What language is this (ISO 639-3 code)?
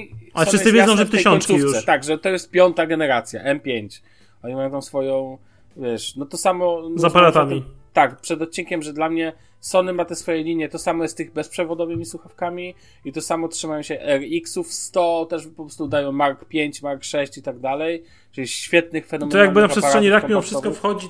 pol